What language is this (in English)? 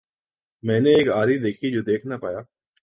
Urdu